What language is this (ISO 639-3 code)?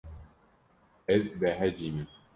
kur